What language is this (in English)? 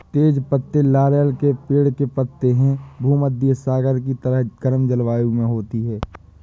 Hindi